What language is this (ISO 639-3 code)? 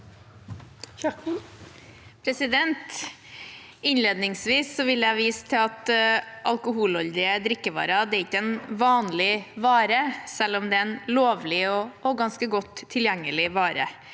nor